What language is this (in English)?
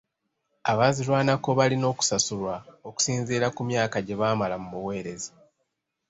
Ganda